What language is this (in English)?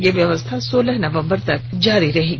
Hindi